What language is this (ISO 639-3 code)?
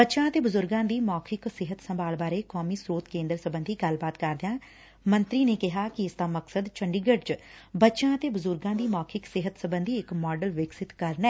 pan